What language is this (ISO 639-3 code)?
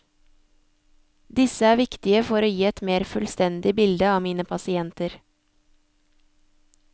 nor